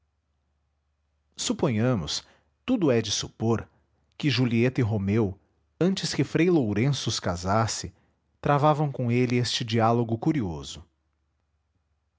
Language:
Portuguese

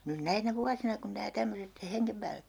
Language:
Finnish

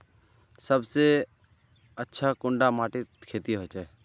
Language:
Magahi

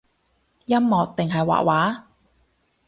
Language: Cantonese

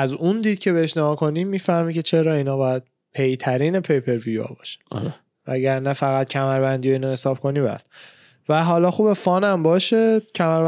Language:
Persian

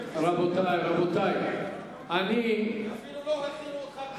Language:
Hebrew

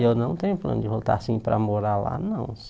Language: Portuguese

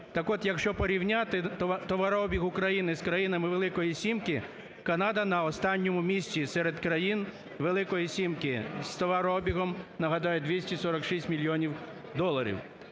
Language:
Ukrainian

